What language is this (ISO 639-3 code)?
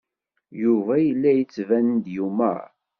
kab